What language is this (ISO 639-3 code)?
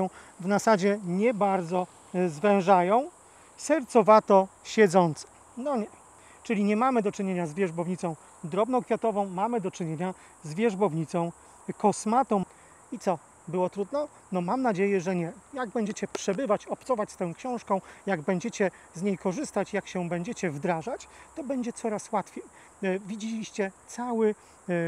pol